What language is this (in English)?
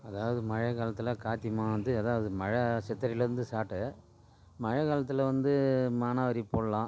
Tamil